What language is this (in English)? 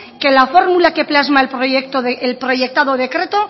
Spanish